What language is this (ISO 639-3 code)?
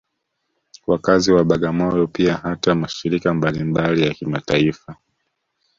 swa